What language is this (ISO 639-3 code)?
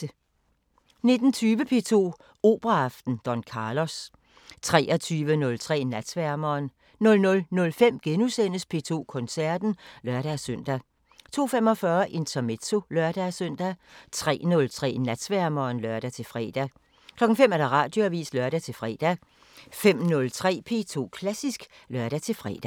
dan